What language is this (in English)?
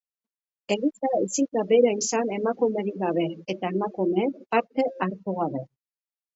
Basque